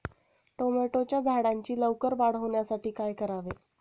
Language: Marathi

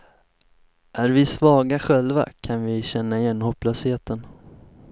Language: Swedish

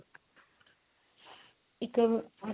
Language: Punjabi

